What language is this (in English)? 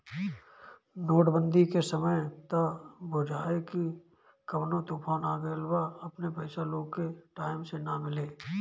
Bhojpuri